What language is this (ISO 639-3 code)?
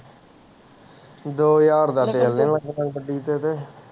pan